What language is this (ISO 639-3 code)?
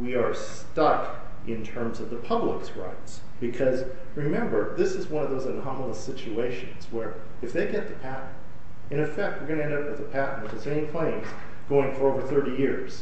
eng